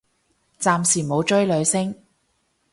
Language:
Cantonese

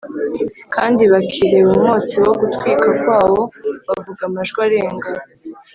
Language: Kinyarwanda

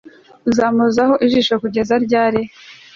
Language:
Kinyarwanda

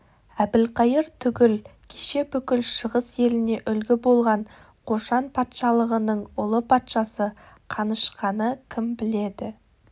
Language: Kazakh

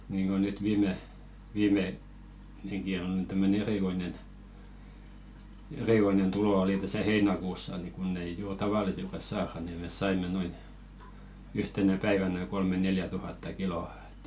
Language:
Finnish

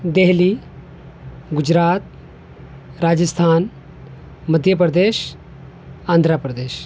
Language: Urdu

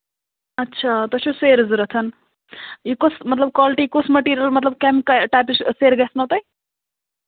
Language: Kashmiri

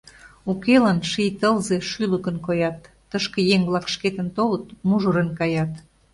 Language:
Mari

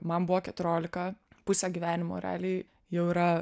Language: Lithuanian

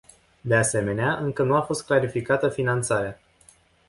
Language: Romanian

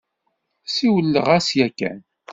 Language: Kabyle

